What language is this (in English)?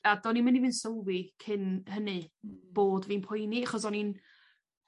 Welsh